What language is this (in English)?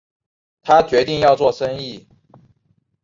Chinese